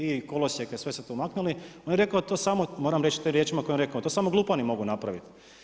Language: Croatian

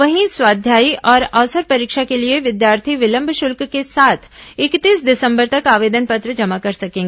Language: Hindi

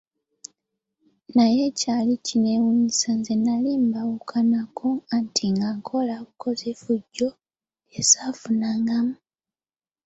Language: Ganda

